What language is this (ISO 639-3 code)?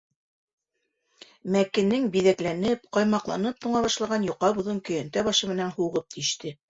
bak